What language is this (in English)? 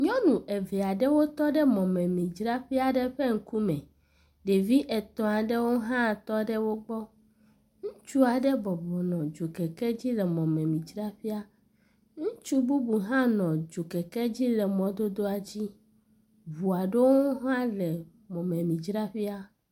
Ewe